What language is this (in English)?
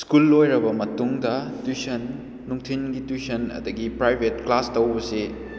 Manipuri